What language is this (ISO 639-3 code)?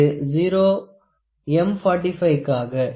tam